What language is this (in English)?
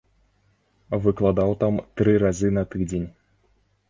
Belarusian